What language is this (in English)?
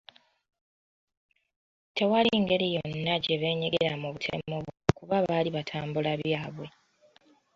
Ganda